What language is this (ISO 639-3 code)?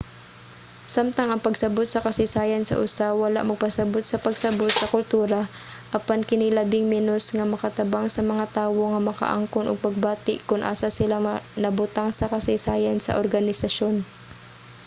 ceb